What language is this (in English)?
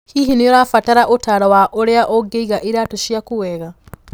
Kikuyu